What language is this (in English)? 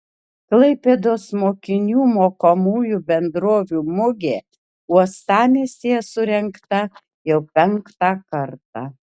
Lithuanian